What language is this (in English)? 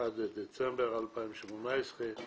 Hebrew